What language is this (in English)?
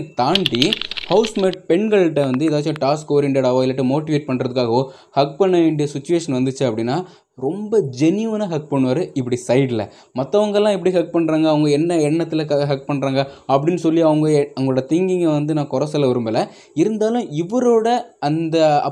Tamil